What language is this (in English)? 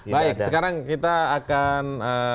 Indonesian